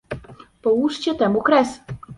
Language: Polish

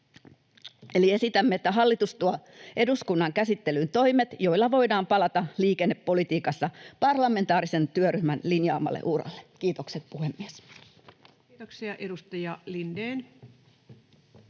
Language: Finnish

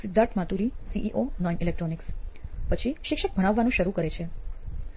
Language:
Gujarati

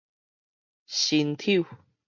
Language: Min Nan Chinese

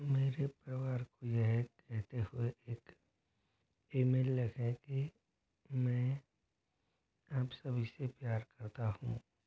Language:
Hindi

